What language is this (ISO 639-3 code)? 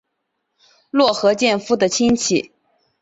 zho